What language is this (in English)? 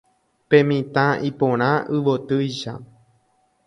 Guarani